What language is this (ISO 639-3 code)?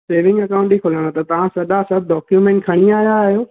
snd